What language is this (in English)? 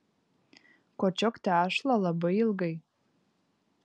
Lithuanian